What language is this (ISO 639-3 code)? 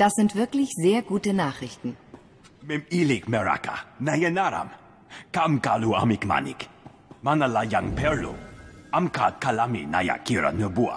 deu